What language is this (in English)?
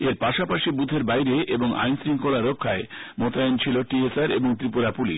Bangla